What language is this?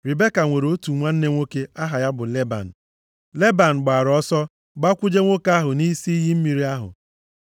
Igbo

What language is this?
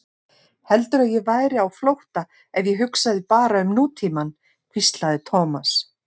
Icelandic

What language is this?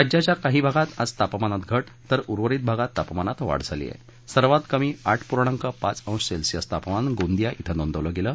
Marathi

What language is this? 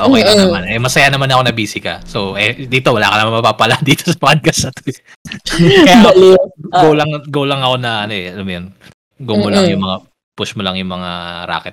Filipino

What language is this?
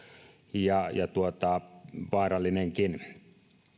Finnish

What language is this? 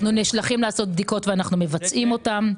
Hebrew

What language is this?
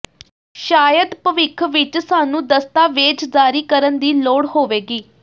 Punjabi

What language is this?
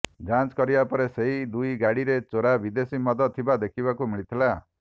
Odia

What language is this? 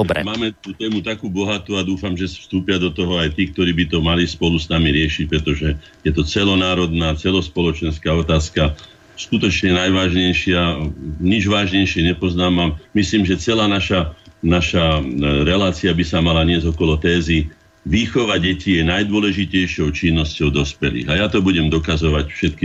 Slovak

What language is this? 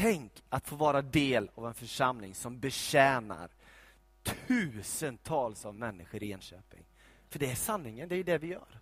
Swedish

